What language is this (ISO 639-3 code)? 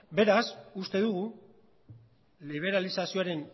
eus